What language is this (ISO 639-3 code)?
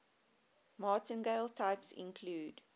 eng